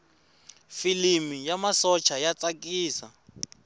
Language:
Tsonga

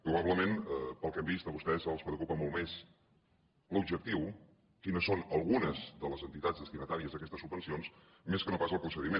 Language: Catalan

